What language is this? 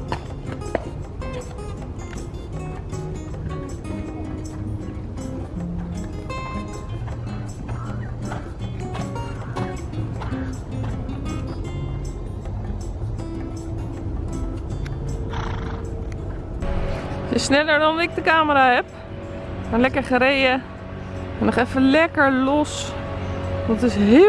Dutch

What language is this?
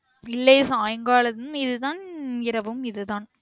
Tamil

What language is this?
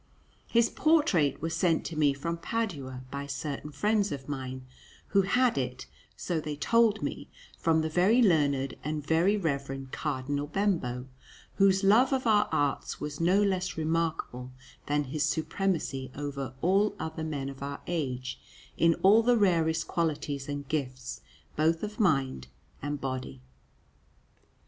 English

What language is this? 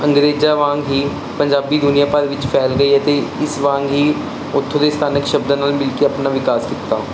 Punjabi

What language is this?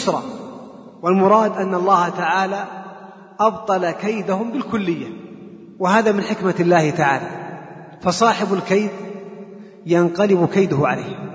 Arabic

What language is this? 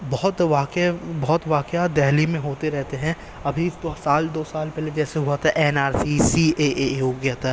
Urdu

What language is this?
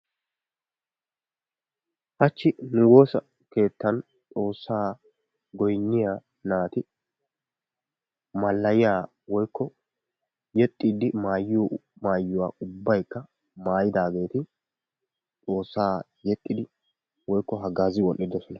Wolaytta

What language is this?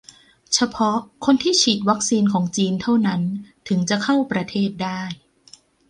Thai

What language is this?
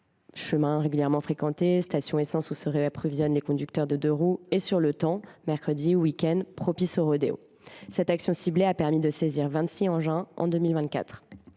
French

